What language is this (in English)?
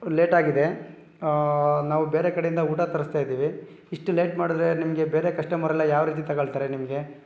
Kannada